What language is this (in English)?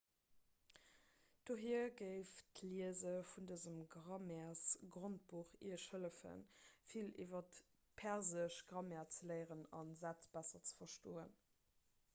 Luxembourgish